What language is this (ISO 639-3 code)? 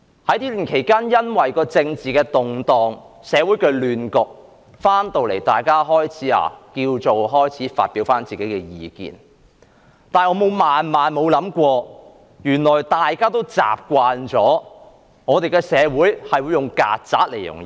yue